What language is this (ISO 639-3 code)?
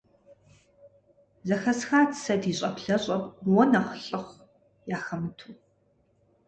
kbd